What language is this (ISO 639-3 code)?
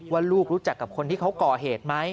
tha